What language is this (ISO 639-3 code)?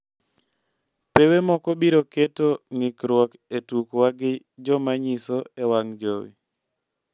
luo